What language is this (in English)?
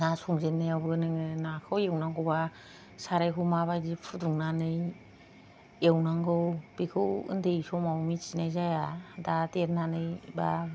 Bodo